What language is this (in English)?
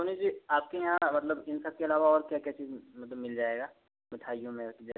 Hindi